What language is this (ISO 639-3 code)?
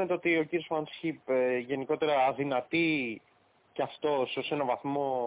ell